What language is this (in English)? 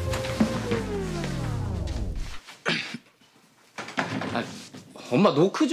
Korean